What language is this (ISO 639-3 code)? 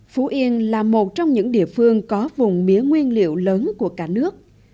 vie